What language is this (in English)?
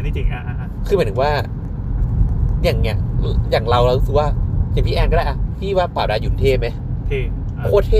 Thai